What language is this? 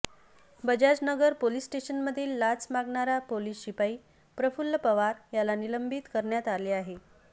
Marathi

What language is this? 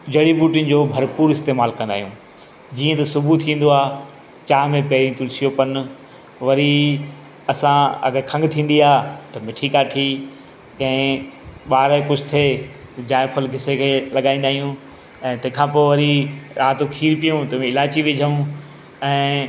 Sindhi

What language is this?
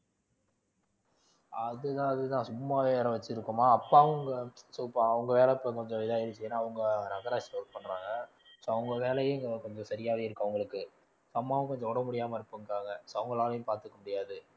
Tamil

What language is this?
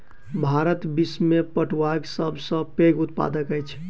Maithili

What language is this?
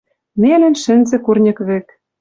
Western Mari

